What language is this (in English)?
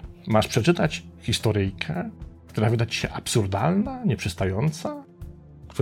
Polish